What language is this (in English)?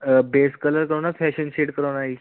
Punjabi